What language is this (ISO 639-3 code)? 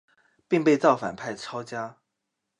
zho